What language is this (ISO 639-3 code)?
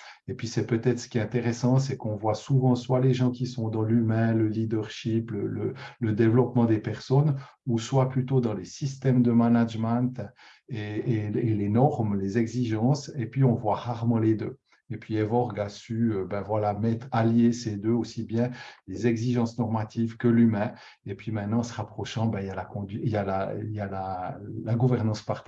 fra